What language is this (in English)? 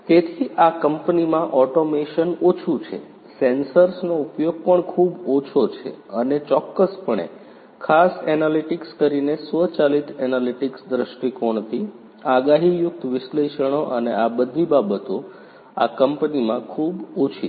Gujarati